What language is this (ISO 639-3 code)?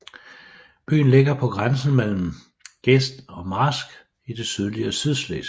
dan